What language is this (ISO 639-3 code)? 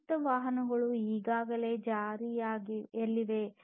kan